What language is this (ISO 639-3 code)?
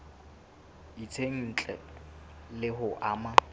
sot